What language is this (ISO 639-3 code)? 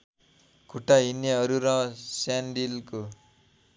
nep